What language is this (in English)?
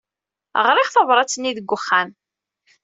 Kabyle